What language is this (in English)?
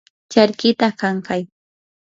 Yanahuanca Pasco Quechua